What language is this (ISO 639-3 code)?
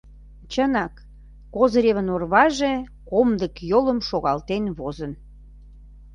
chm